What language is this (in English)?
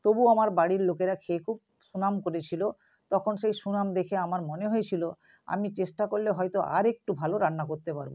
Bangla